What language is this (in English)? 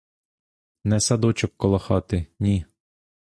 Ukrainian